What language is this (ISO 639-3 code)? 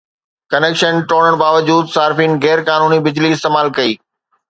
snd